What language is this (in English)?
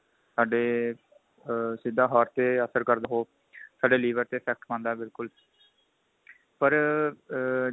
Punjabi